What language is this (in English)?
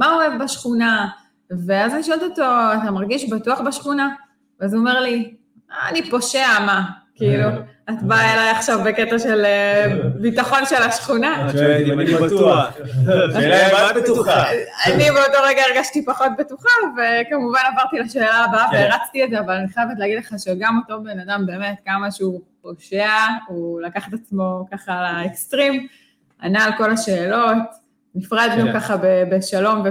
Hebrew